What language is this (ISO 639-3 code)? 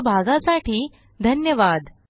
mar